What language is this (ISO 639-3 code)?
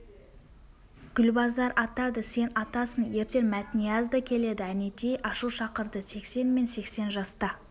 kaz